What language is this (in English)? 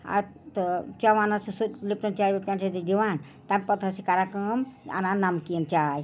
Kashmiri